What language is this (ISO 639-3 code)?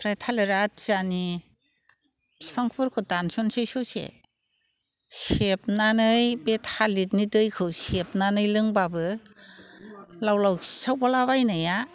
brx